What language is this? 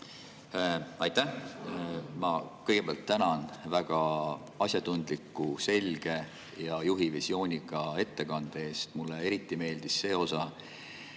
Estonian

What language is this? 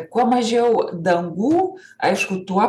Lithuanian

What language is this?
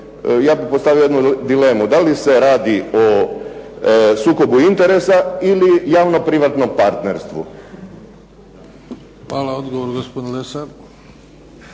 Croatian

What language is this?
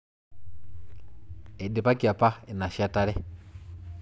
Masai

